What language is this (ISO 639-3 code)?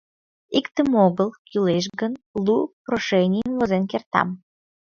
chm